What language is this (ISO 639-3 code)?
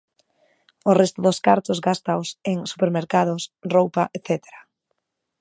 glg